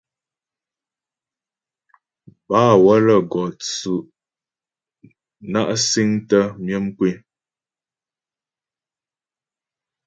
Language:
Ghomala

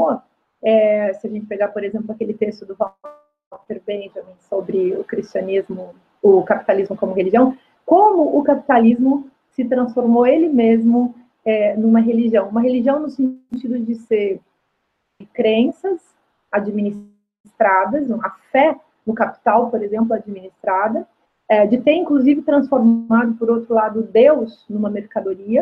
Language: Portuguese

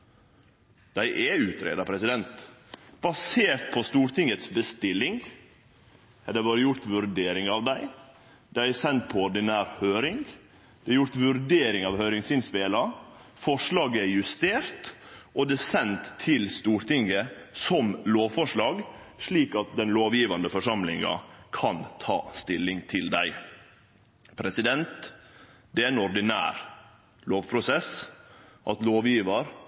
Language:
Norwegian Nynorsk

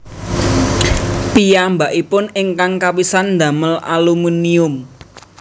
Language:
Javanese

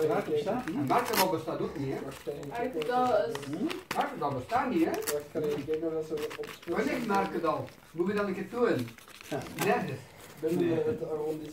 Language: Dutch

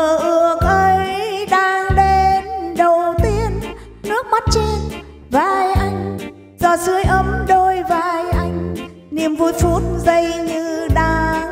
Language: Vietnamese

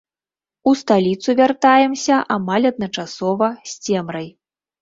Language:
Belarusian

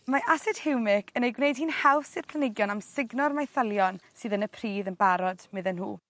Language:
Welsh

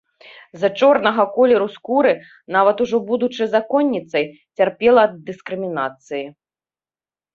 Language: Belarusian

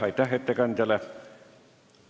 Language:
Estonian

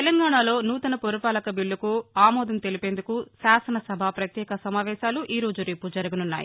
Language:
Telugu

